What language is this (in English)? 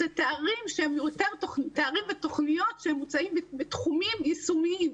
Hebrew